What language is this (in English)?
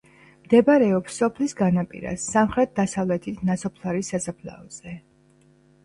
Georgian